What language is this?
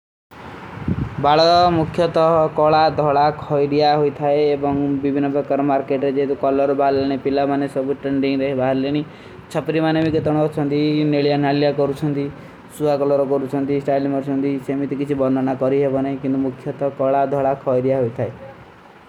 Kui (India)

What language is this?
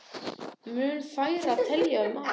Icelandic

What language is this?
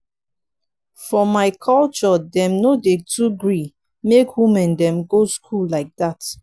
Nigerian Pidgin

